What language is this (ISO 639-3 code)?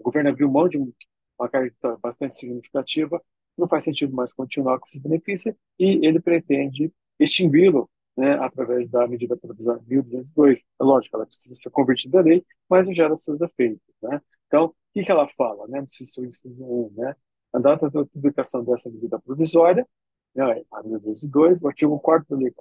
por